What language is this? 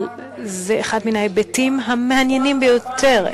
Hebrew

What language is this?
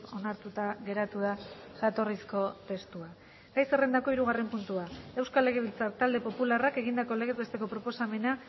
Basque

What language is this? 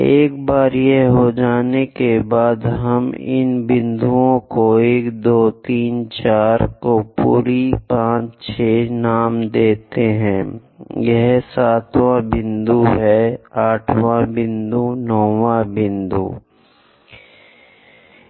Hindi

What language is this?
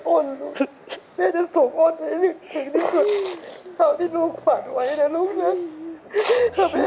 Thai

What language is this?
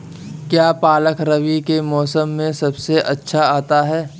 Hindi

